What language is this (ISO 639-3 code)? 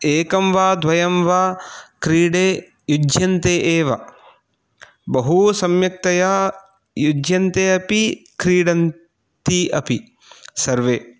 san